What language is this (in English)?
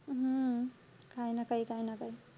Marathi